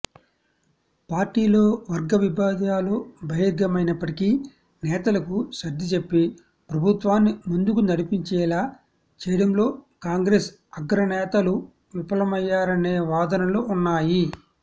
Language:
Telugu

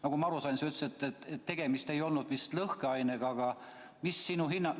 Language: Estonian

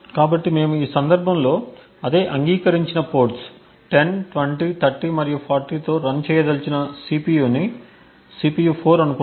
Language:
Telugu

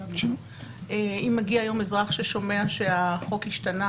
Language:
Hebrew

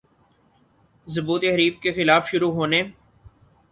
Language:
Urdu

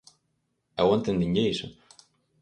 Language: Galician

